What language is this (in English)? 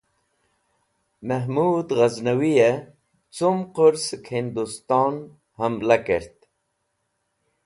Wakhi